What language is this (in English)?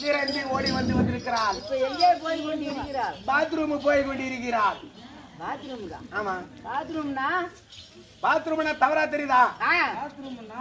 Arabic